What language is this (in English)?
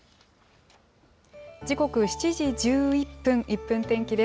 Japanese